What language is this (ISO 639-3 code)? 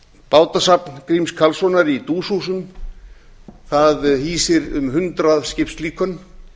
isl